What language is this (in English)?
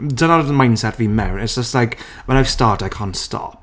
Welsh